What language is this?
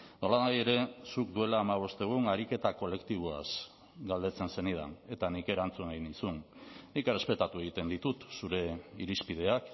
Basque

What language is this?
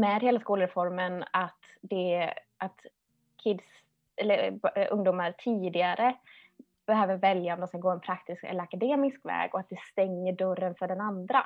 Swedish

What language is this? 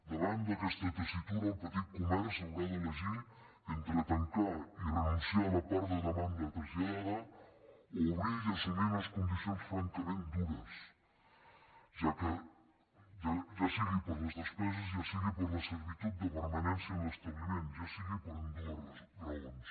Catalan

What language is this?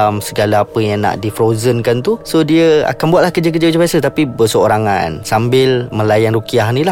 Malay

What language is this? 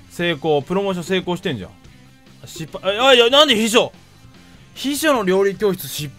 Japanese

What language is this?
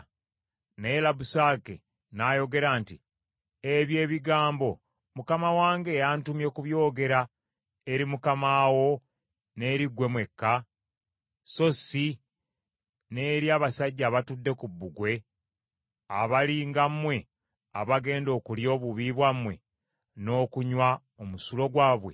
Ganda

